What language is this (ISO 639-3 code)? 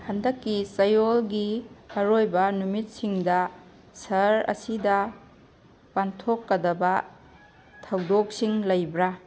mni